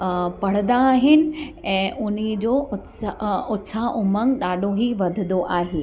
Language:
Sindhi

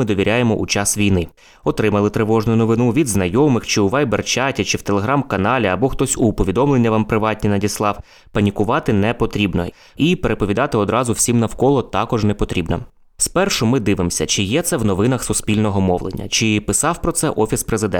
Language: Ukrainian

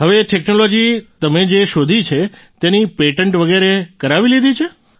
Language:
Gujarati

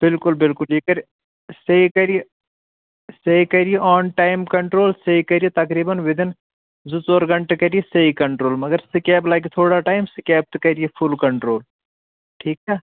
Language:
Kashmiri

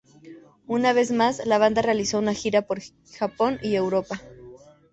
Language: Spanish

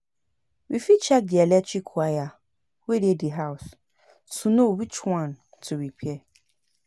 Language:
Nigerian Pidgin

